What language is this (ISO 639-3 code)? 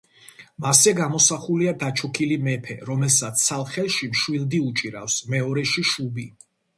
kat